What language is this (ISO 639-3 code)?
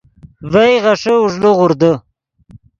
ydg